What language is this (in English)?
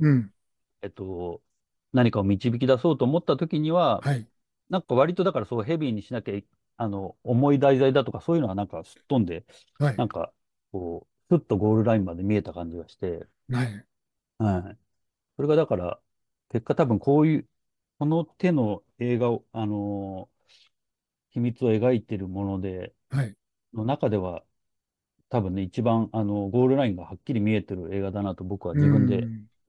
Japanese